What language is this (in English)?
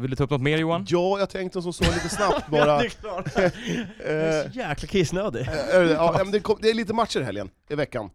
Swedish